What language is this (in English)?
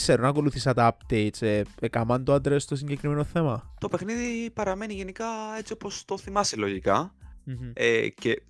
Greek